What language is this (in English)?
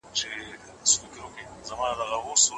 Pashto